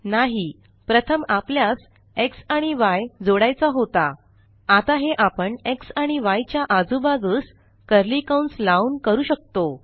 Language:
Marathi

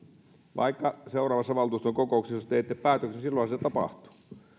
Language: Finnish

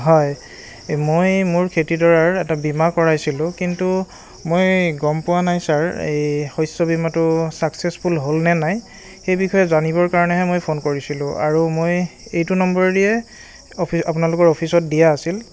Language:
Assamese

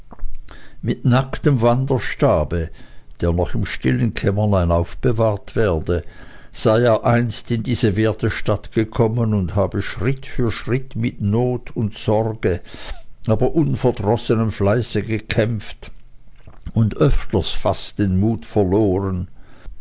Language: German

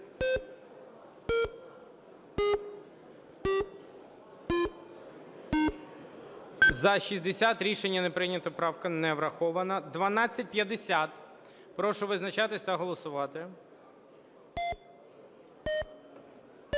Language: Ukrainian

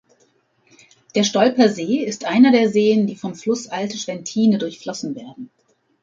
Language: German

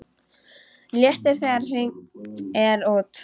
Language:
Icelandic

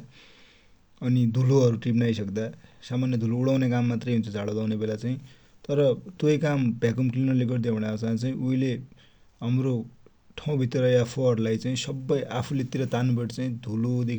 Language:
Dotyali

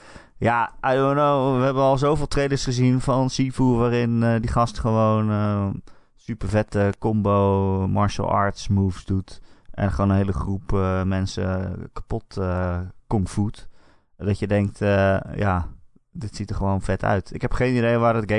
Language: Dutch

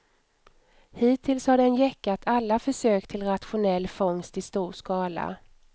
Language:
Swedish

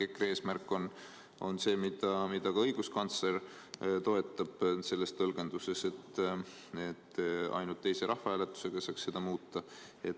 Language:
Estonian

